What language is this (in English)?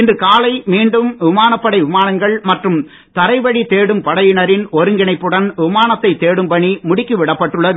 Tamil